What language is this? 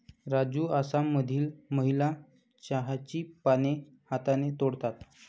Marathi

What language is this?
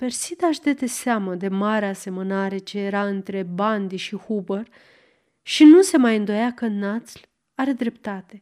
Romanian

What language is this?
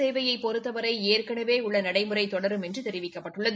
Tamil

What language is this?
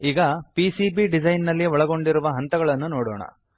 Kannada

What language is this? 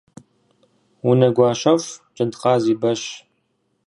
Kabardian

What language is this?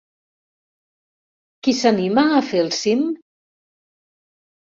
Catalan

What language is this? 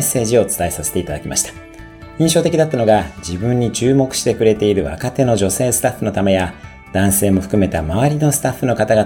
Japanese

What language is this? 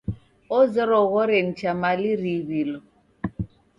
Taita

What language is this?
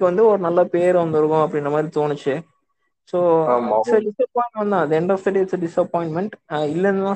Tamil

